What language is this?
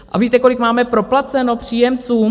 Czech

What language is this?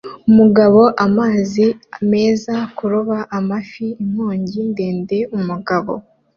Kinyarwanda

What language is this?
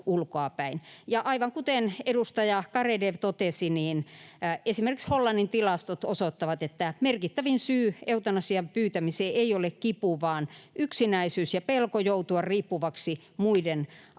Finnish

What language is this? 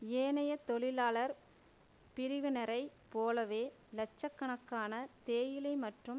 Tamil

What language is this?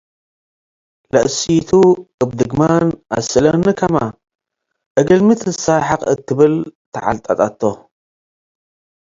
Tigre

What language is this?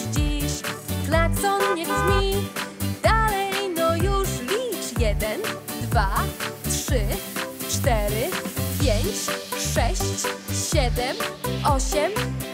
Polish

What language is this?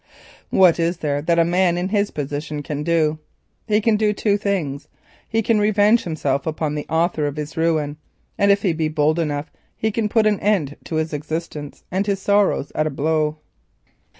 English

